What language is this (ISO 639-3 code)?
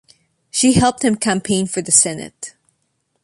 eng